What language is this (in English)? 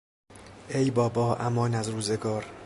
Persian